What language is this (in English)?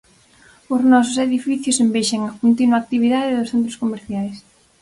Galician